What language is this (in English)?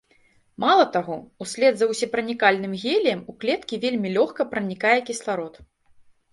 Belarusian